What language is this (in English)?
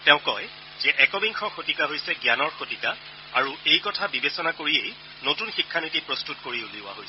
Assamese